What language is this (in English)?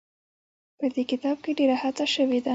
Pashto